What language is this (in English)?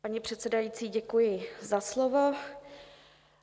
Czech